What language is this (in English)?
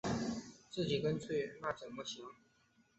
Chinese